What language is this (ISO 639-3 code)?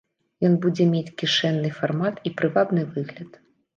bel